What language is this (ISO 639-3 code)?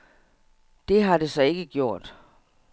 dan